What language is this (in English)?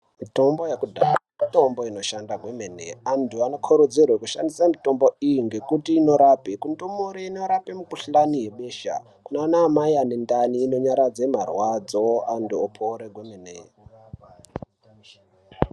Ndau